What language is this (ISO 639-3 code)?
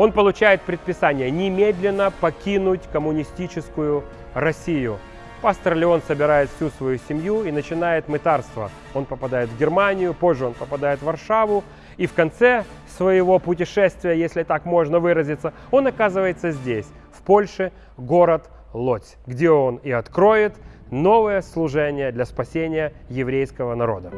rus